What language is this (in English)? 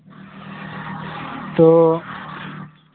Santali